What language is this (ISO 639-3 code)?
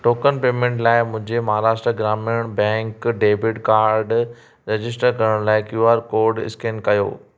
snd